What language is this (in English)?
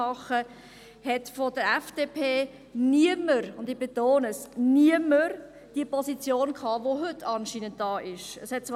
Swiss German